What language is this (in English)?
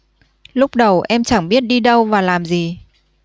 Vietnamese